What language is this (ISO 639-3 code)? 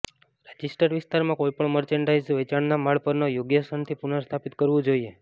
guj